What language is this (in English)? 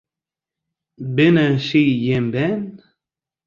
Western Frisian